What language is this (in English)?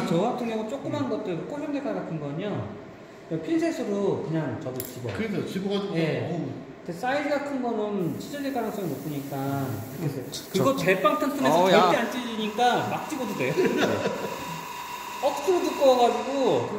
Korean